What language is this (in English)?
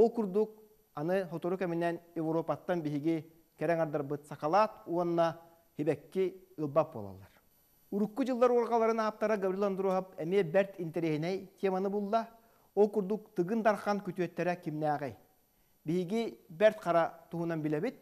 Turkish